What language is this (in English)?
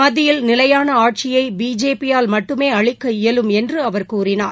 Tamil